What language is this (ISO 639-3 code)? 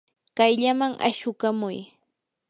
qur